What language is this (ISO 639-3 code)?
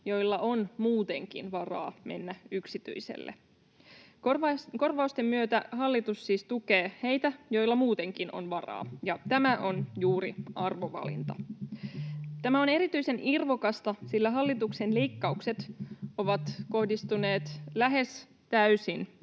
fin